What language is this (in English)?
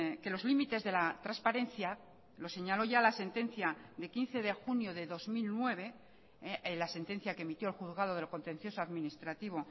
Spanish